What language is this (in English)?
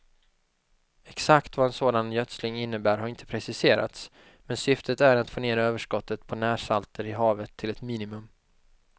Swedish